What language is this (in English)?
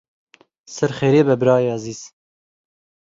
Kurdish